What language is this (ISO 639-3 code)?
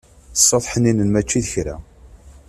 kab